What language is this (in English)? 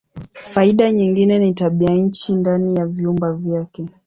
Swahili